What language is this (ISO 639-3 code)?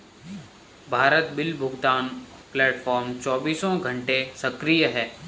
hin